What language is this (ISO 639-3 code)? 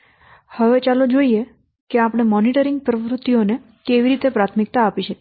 guj